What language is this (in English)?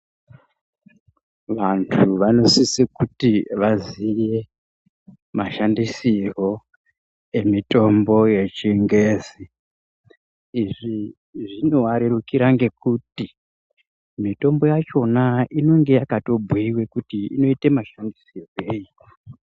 Ndau